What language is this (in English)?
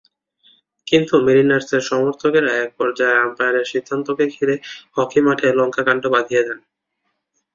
Bangla